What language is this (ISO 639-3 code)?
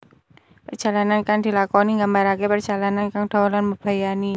jav